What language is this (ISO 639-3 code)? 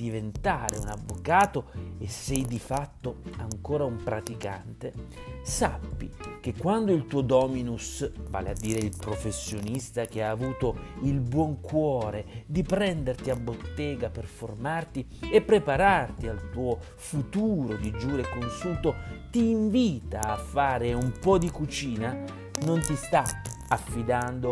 ita